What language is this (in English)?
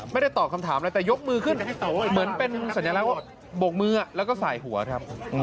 Thai